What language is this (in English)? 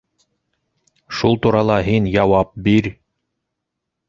Bashkir